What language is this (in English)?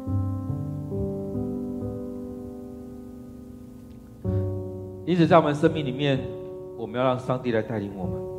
Chinese